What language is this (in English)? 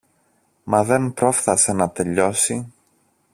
Greek